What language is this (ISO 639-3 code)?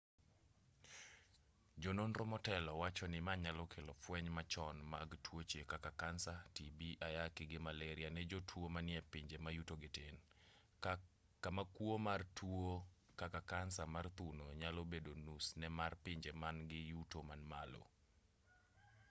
luo